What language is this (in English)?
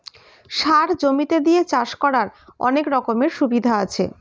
Bangla